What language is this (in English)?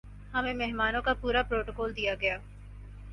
Urdu